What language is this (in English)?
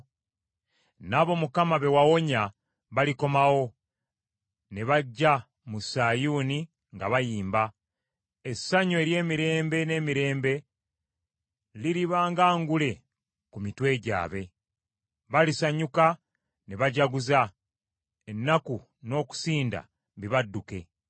Ganda